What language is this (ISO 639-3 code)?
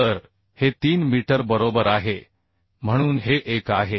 mar